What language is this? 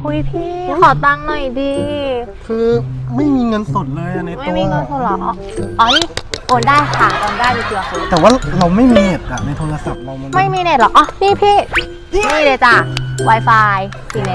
Thai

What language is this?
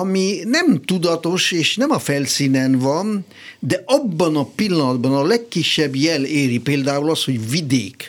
Hungarian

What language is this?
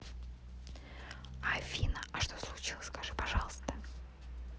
Russian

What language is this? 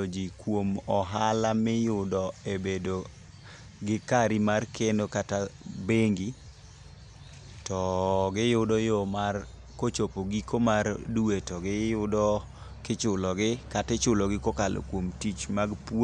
Luo (Kenya and Tanzania)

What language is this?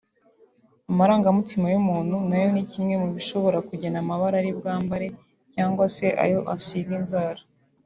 Kinyarwanda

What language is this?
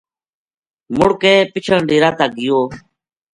Gujari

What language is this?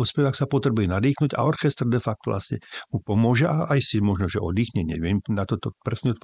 Slovak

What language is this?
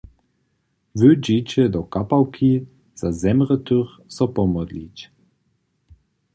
Upper Sorbian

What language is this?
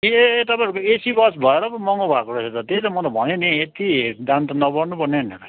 Nepali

